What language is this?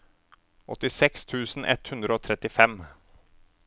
Norwegian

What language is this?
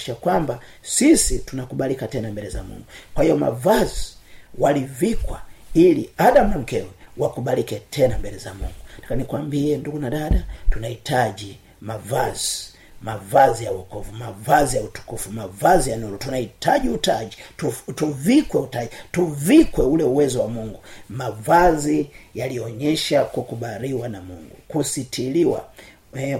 Swahili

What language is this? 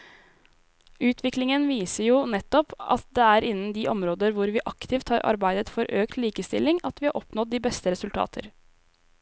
Norwegian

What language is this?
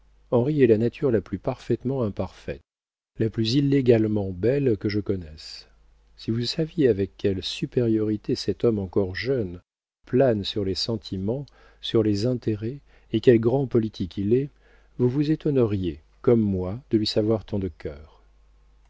French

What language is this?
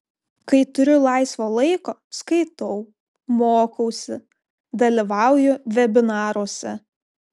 Lithuanian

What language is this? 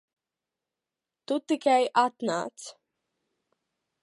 Latvian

